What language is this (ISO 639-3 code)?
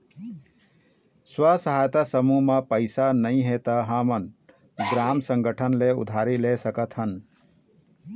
hne